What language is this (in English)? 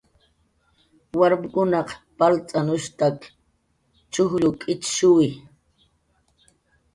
Jaqaru